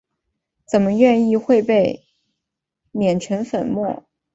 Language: Chinese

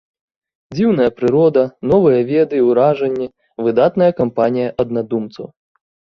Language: Belarusian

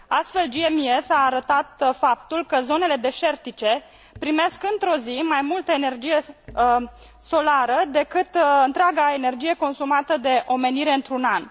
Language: Romanian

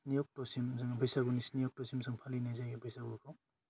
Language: Bodo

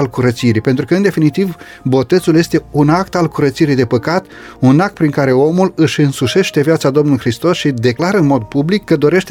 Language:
Romanian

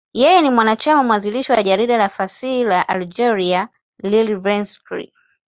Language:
Swahili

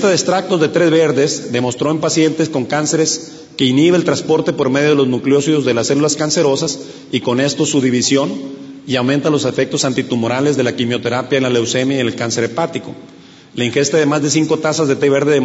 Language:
Spanish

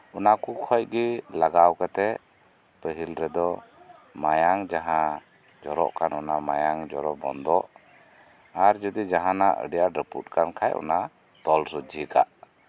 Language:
Santali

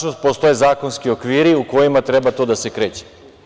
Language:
Serbian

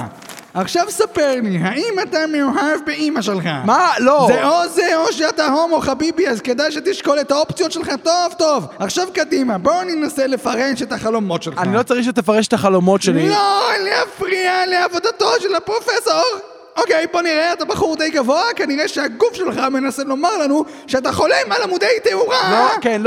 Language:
Hebrew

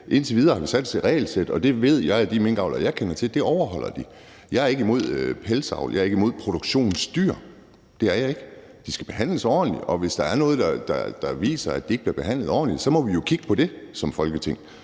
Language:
Danish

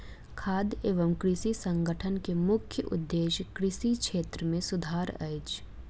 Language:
Maithili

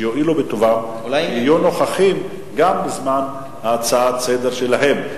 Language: Hebrew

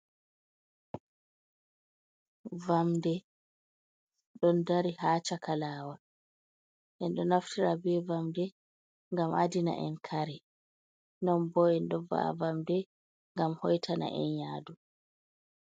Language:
Fula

